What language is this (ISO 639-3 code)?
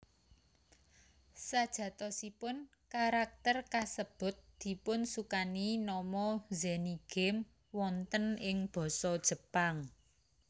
jav